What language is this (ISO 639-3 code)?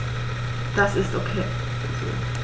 deu